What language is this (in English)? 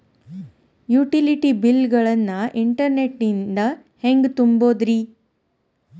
Kannada